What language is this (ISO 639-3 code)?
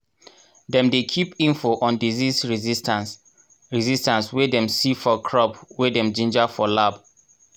pcm